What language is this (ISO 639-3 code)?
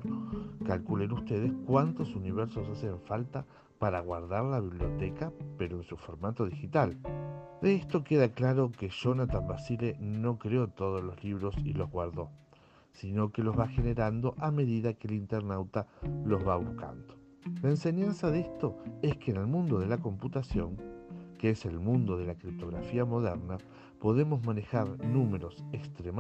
spa